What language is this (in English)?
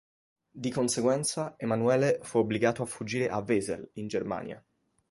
Italian